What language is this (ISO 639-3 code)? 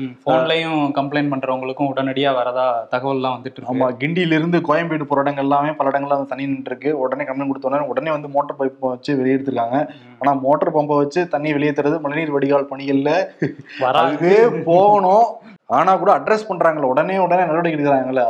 tam